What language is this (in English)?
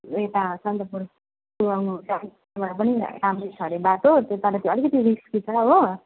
Nepali